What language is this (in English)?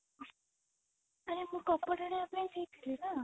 Odia